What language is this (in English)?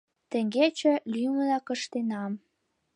Mari